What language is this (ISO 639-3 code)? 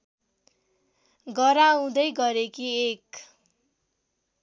nep